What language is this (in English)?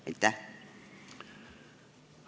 Estonian